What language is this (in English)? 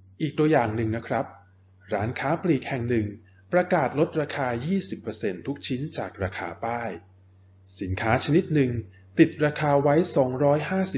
Thai